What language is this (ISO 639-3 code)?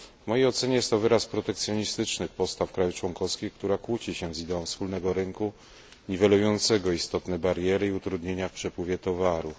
pol